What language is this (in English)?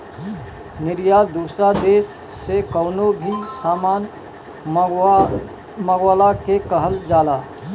Bhojpuri